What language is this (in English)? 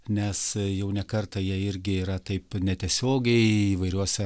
Lithuanian